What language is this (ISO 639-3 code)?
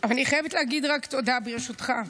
heb